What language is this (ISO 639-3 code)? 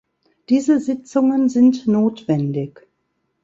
deu